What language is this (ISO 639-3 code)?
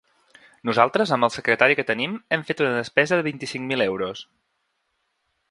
cat